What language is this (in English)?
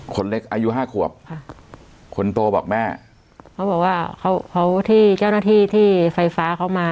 Thai